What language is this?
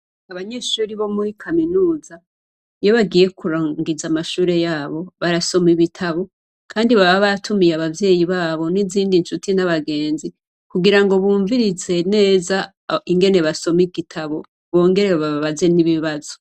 Rundi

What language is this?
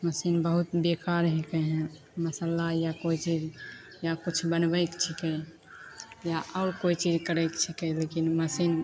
Maithili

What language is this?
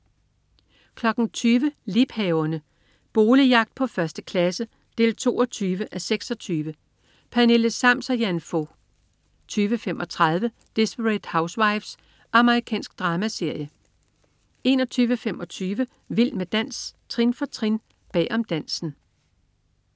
Danish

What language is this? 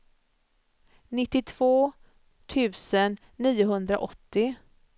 Swedish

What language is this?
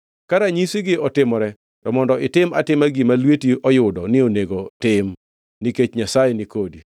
Luo (Kenya and Tanzania)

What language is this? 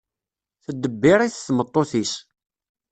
Kabyle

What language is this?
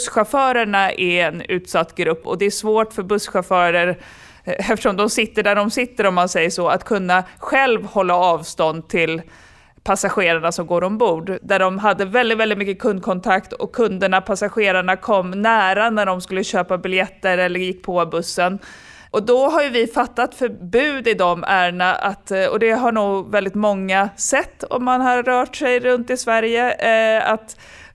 Swedish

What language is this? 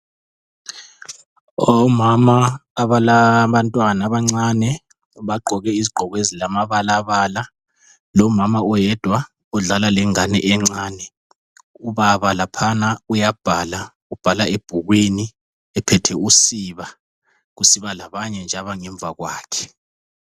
North Ndebele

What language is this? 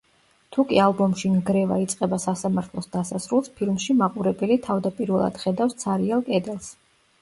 Georgian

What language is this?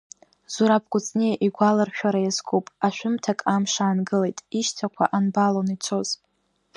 Abkhazian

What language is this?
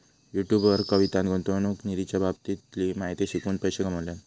Marathi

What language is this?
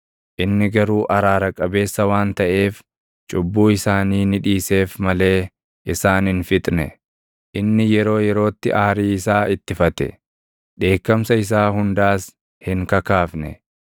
Oromo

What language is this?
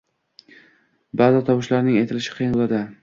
Uzbek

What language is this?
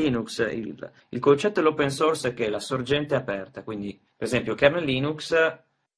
Italian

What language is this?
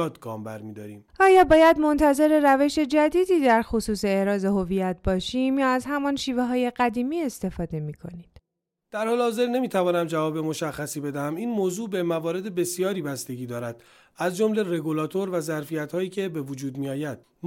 Persian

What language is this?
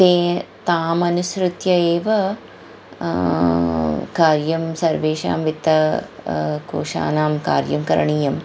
Sanskrit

